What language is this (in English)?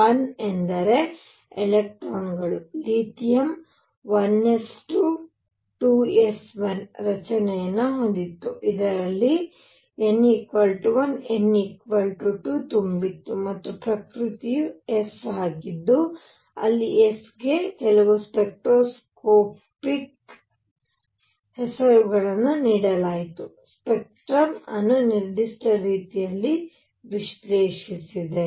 Kannada